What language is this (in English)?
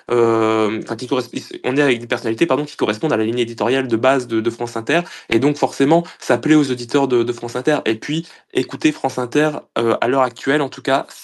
French